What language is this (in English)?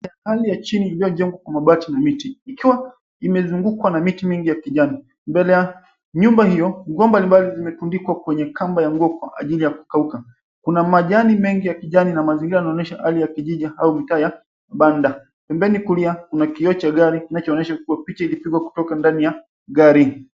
Swahili